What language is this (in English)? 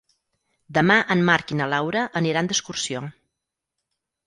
Catalan